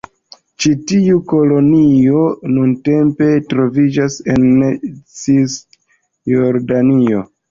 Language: Esperanto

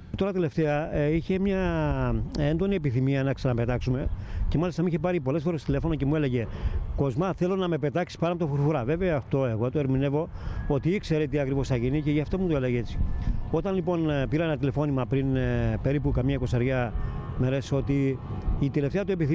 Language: Greek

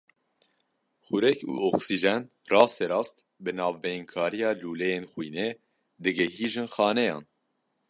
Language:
Kurdish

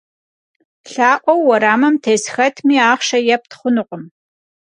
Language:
Kabardian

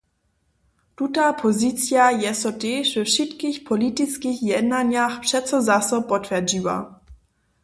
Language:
Upper Sorbian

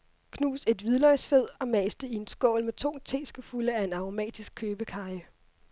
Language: Danish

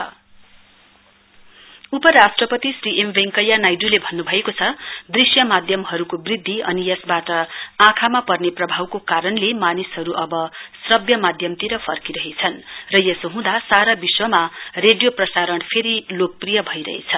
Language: Nepali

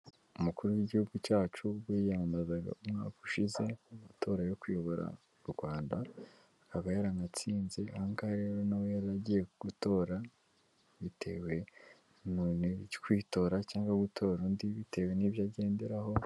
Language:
Kinyarwanda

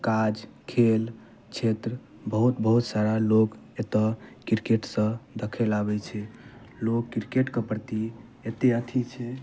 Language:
Maithili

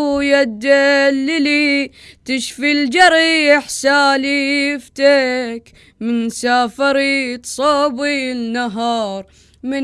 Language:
Arabic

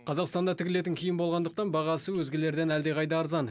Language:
Kazakh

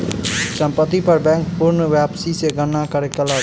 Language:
Maithili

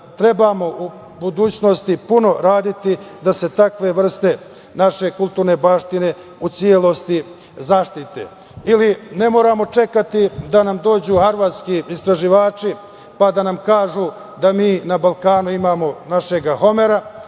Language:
Serbian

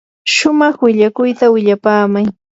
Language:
Yanahuanca Pasco Quechua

